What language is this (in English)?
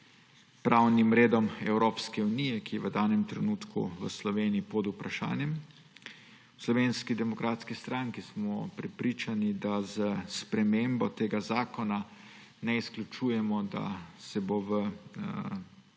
Slovenian